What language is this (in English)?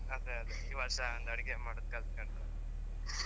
Kannada